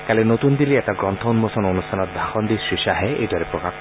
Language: Assamese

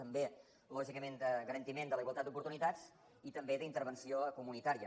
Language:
Catalan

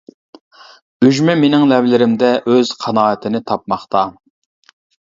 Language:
Uyghur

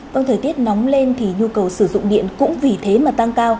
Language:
Vietnamese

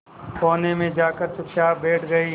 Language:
Hindi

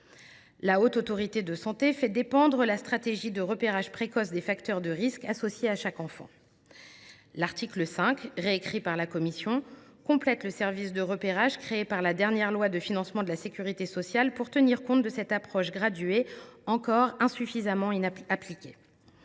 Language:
French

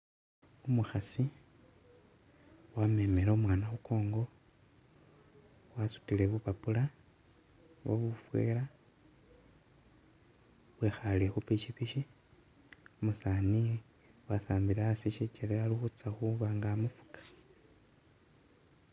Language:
Masaaba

